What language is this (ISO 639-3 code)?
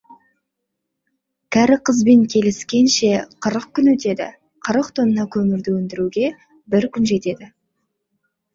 kaz